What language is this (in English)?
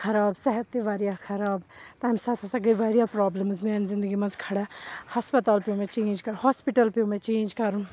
Kashmiri